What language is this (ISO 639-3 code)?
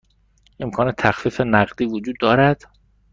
fas